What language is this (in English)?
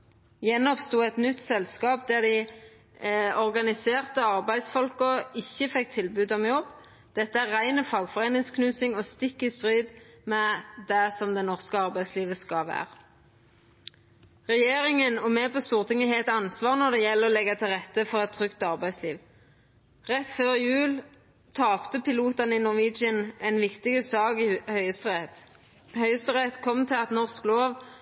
Norwegian Nynorsk